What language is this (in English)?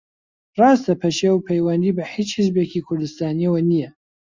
Central Kurdish